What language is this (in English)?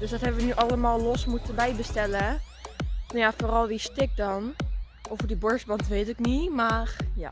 Dutch